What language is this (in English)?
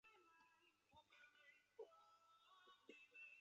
Chinese